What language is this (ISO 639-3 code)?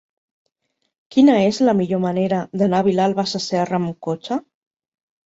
cat